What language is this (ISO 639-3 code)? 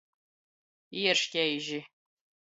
ltg